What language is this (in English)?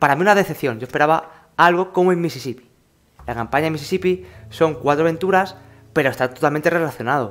Spanish